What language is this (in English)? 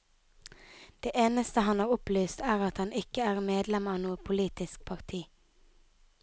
Norwegian